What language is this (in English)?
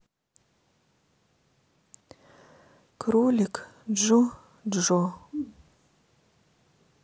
Russian